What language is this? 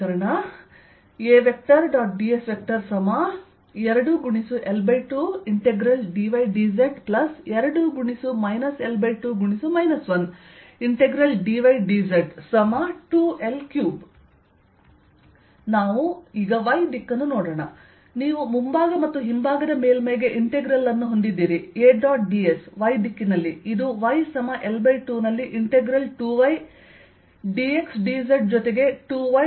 Kannada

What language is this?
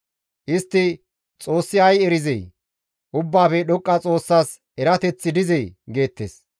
Gamo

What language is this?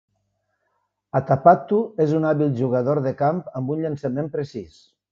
Catalan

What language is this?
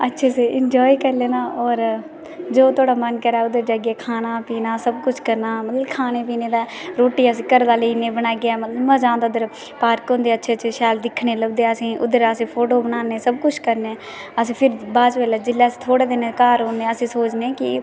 Dogri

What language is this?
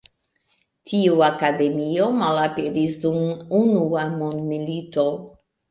Esperanto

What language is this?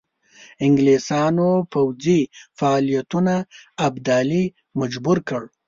Pashto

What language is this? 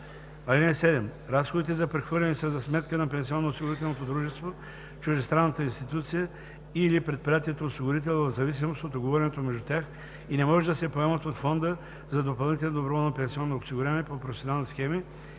Bulgarian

